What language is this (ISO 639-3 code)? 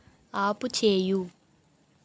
tel